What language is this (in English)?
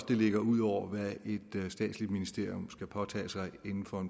Danish